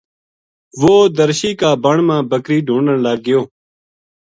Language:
Gujari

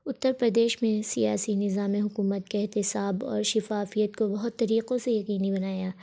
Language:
Urdu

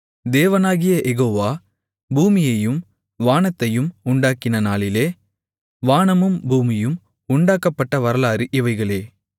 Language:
Tamil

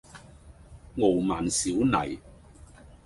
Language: Cantonese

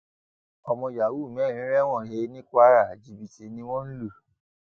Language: Yoruba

